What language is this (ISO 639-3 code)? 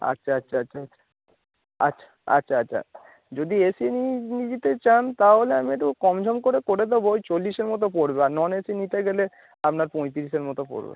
ben